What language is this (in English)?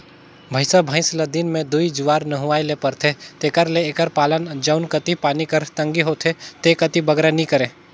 Chhattisgarhi